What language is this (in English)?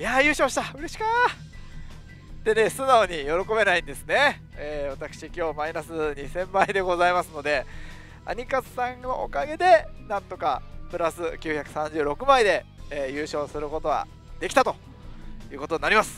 Japanese